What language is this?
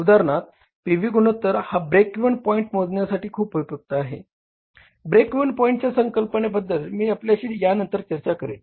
Marathi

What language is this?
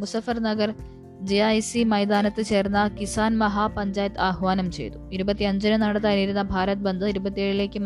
Malayalam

